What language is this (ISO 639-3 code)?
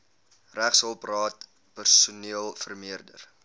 afr